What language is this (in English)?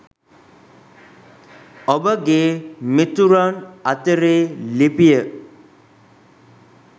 Sinhala